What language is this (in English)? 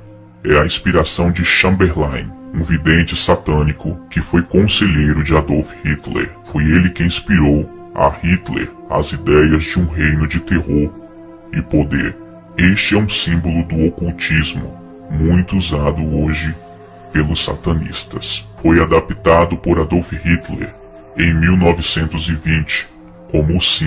Portuguese